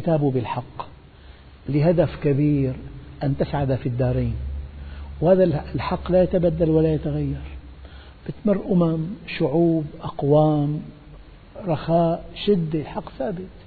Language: Arabic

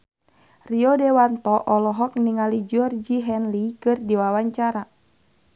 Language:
Sundanese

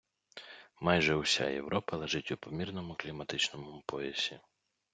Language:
Ukrainian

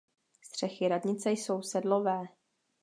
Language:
Czech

